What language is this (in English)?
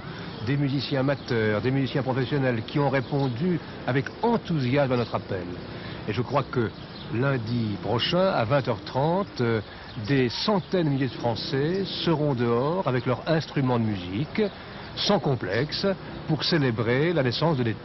French